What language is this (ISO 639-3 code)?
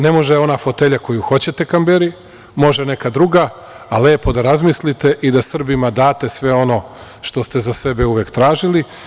srp